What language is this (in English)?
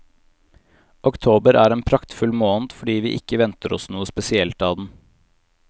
Norwegian